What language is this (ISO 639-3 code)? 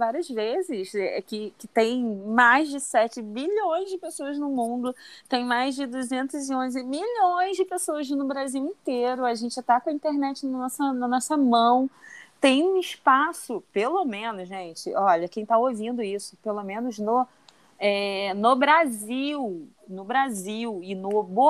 por